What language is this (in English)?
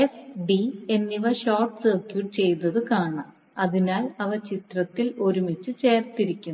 Malayalam